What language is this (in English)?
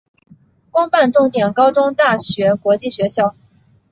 Chinese